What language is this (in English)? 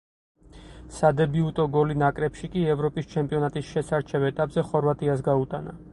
Georgian